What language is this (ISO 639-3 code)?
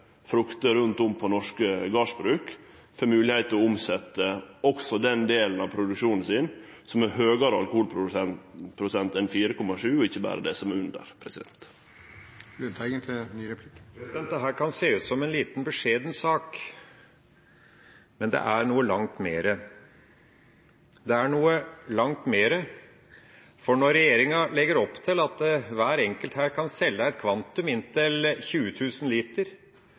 nor